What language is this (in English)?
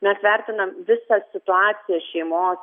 Lithuanian